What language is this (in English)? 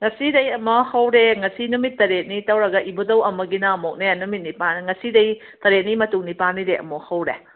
Manipuri